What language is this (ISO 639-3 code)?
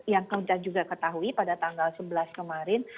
ind